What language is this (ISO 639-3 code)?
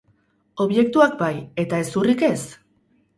eus